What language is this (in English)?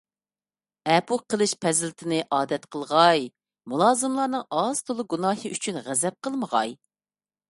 Uyghur